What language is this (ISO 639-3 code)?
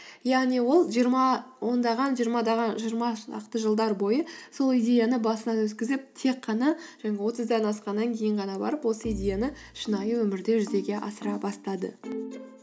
kaz